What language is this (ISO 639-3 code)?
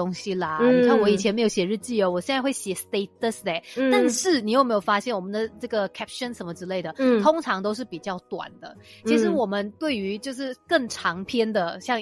zho